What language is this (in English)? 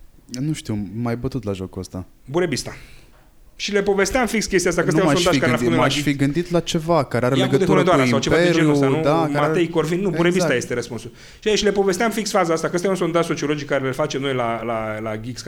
Romanian